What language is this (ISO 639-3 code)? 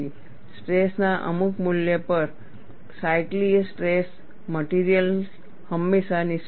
guj